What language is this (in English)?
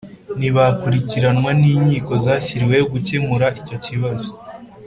Kinyarwanda